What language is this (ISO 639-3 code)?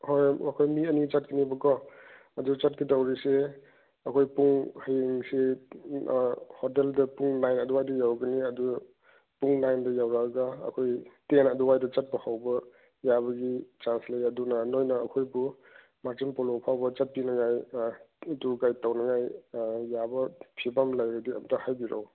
mni